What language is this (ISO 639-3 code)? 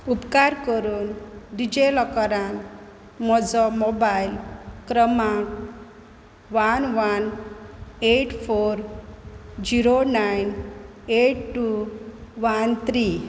kok